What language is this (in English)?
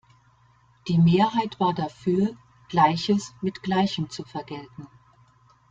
German